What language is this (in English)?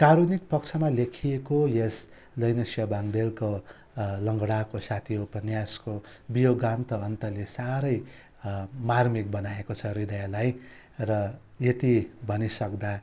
Nepali